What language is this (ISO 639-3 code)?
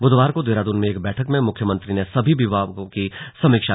hin